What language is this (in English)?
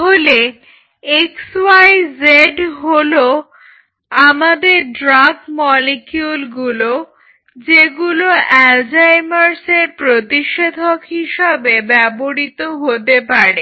Bangla